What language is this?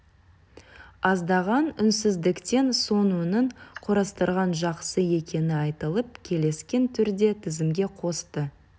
Kazakh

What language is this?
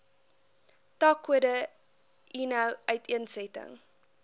Afrikaans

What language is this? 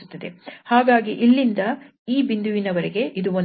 Kannada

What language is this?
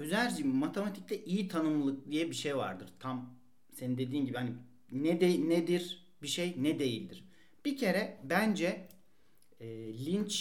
Turkish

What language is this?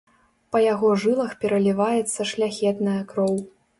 Belarusian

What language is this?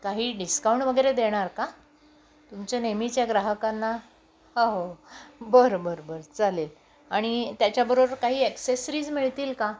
Marathi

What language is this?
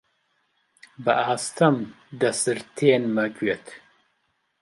Central Kurdish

